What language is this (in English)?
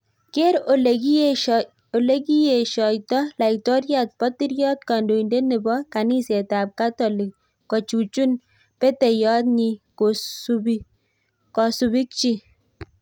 Kalenjin